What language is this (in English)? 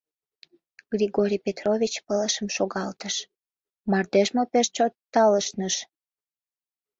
Mari